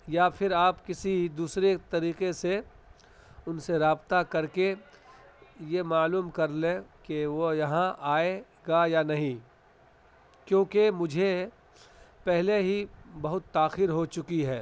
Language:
Urdu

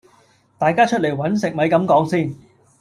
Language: Cantonese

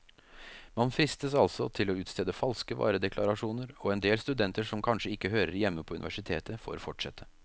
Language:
Norwegian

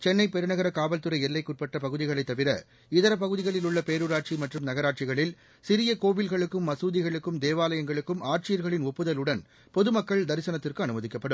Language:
Tamil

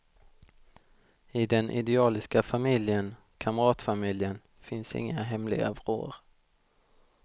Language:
Swedish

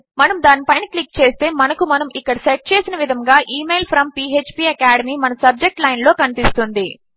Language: Telugu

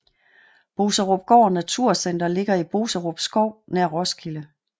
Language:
Danish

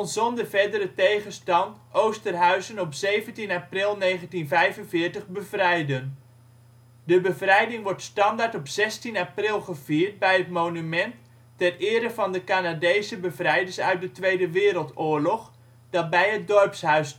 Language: Dutch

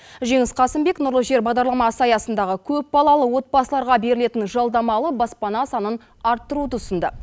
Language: Kazakh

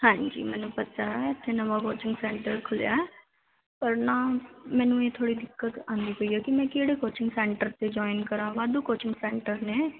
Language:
Punjabi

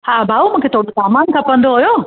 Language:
Sindhi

